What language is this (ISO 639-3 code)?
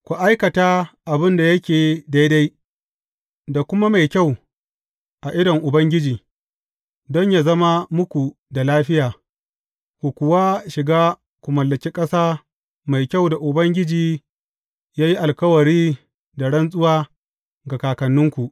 hau